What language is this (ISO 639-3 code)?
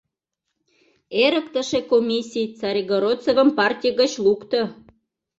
chm